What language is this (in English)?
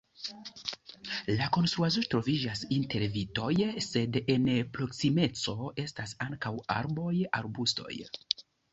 Esperanto